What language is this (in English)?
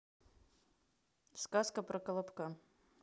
Russian